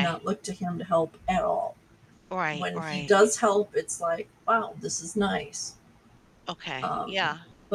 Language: English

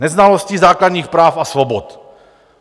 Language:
Czech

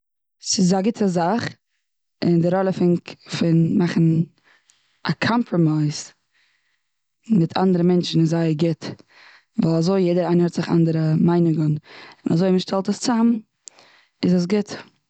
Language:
Yiddish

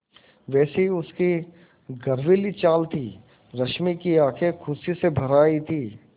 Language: Hindi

